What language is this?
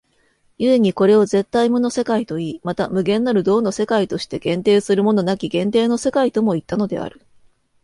Japanese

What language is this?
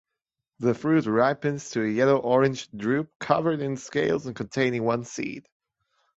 English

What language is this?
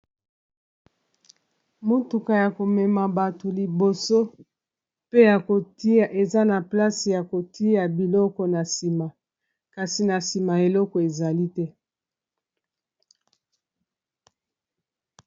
Lingala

